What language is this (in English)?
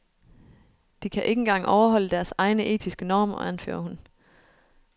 Danish